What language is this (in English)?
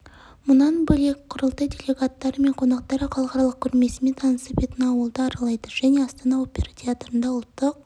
Kazakh